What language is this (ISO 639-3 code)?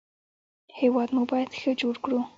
pus